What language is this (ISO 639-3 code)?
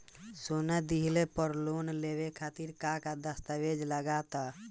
bho